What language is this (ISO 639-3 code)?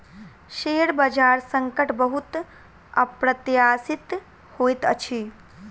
mai